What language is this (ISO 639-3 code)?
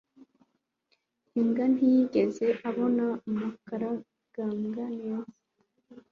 kin